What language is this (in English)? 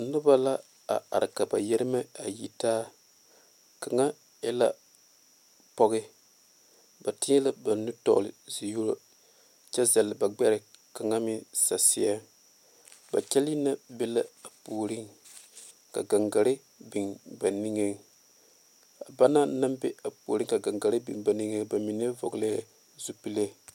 Southern Dagaare